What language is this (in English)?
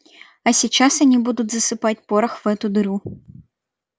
Russian